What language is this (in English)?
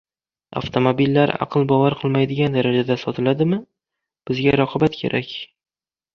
Uzbek